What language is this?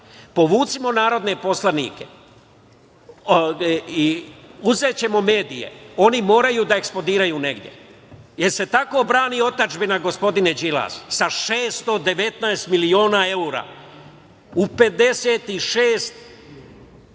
Serbian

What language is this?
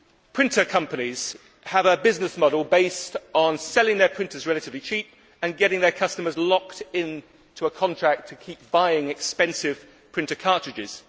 English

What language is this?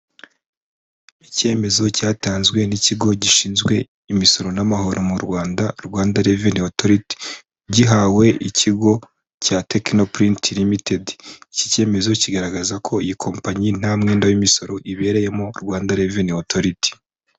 Kinyarwanda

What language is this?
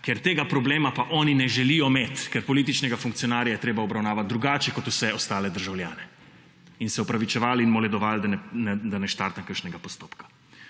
Slovenian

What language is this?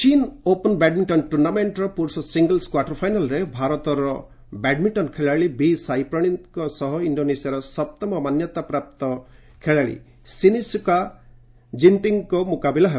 Odia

